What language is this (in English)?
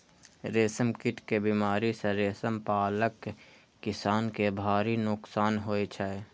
Maithili